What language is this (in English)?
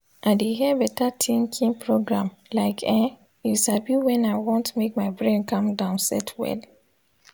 Nigerian Pidgin